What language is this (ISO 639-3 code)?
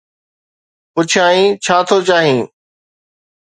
snd